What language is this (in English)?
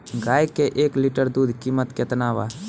Bhojpuri